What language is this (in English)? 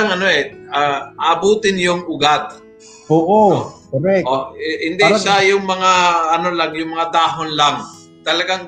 Filipino